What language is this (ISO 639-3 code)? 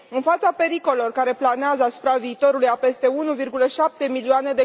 ron